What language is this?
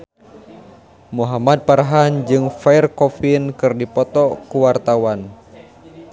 Sundanese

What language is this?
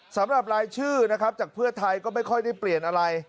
Thai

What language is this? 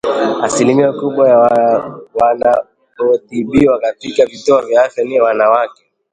Swahili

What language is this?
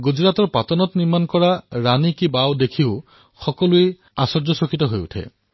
Assamese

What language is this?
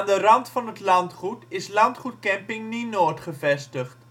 Dutch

